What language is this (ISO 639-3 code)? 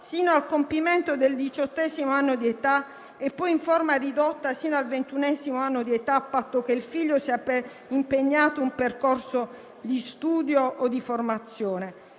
ita